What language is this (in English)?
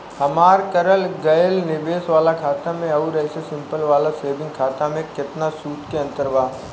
Bhojpuri